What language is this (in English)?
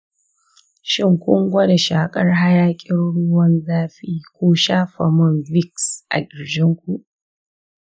Hausa